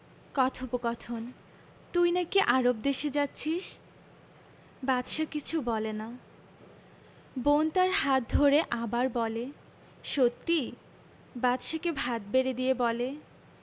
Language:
Bangla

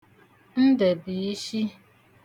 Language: Igbo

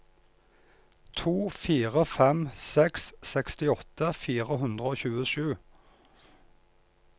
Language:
Norwegian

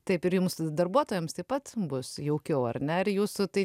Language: Lithuanian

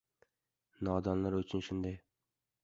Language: Uzbek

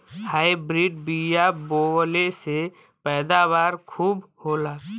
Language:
Bhojpuri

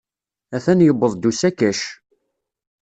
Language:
Kabyle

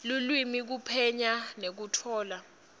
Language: Swati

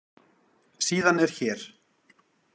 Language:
Icelandic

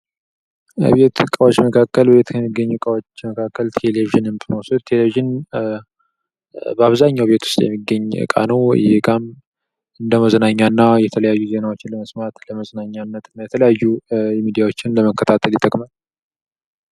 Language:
Amharic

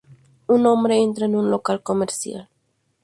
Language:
Spanish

